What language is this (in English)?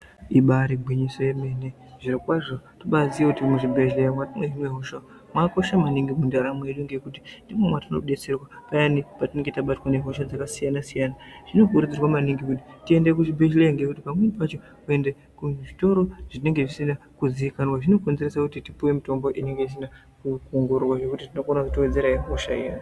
Ndau